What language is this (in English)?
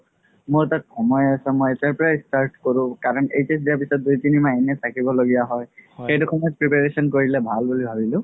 Assamese